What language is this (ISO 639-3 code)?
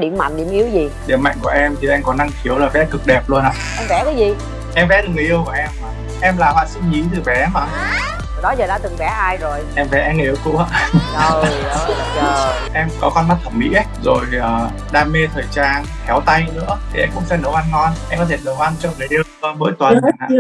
vie